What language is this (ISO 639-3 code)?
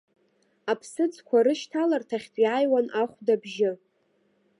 abk